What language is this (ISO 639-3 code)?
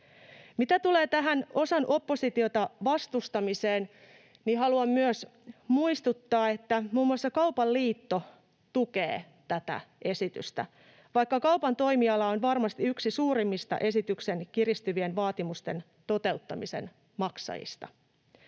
fin